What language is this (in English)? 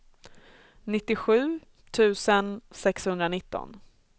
Swedish